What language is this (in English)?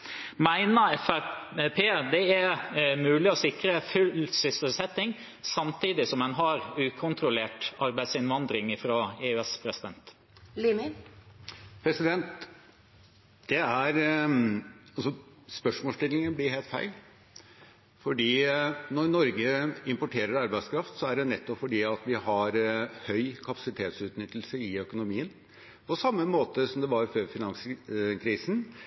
Norwegian Bokmål